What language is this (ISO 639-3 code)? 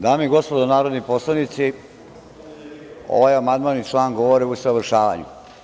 srp